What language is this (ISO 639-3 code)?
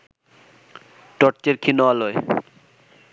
ben